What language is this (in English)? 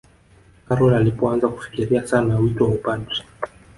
Swahili